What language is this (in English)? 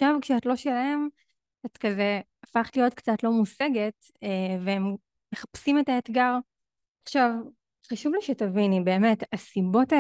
Hebrew